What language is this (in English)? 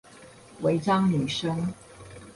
Chinese